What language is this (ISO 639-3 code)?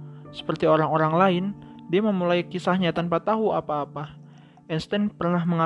ind